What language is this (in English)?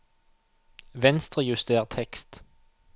Norwegian